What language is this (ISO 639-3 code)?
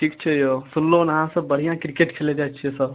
mai